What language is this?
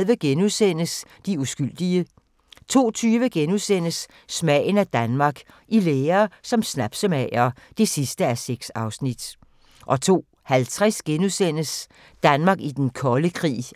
Danish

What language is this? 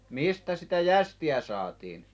Finnish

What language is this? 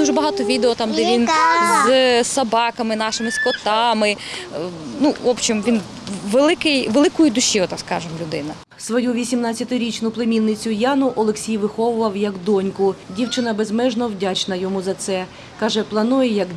Ukrainian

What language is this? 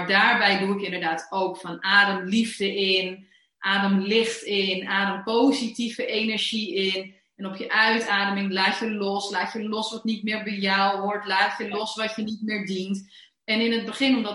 Dutch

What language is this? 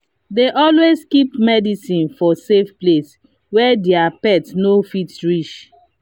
Nigerian Pidgin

